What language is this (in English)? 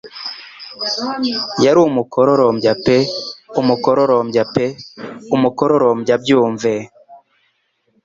Kinyarwanda